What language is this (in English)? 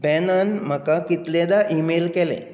Konkani